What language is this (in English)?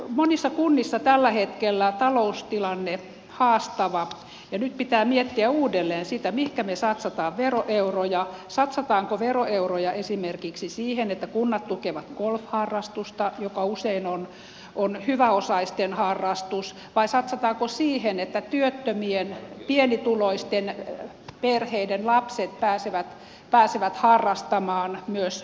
Finnish